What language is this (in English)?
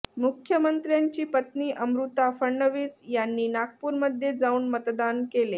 Marathi